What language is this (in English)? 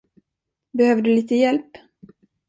Swedish